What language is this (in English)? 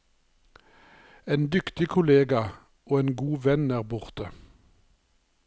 Norwegian